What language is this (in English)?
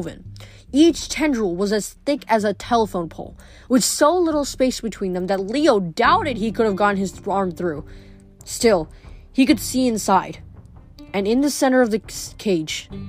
English